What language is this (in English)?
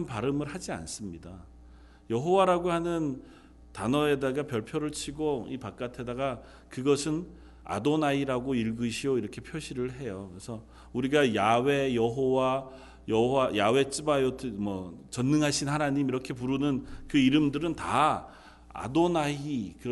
Korean